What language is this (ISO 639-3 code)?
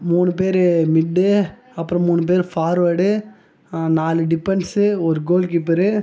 tam